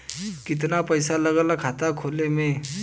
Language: Bhojpuri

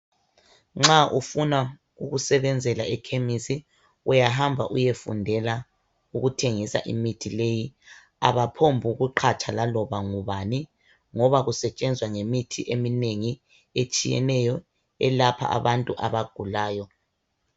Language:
North Ndebele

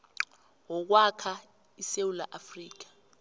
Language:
South Ndebele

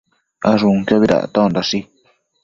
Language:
Matsés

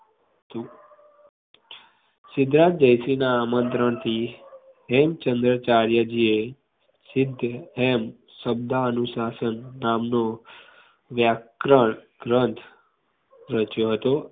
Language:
Gujarati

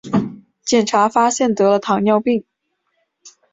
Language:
Chinese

